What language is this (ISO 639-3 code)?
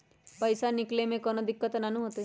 mag